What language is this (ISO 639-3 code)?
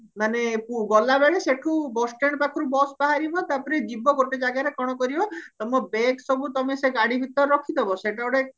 ori